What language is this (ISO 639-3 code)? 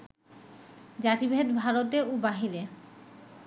ben